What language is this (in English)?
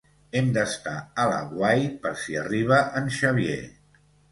Catalan